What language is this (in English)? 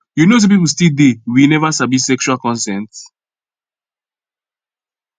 Nigerian Pidgin